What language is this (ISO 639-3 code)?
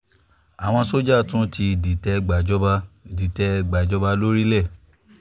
yor